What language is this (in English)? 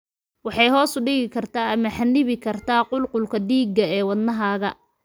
Somali